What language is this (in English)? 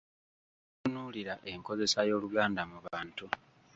Ganda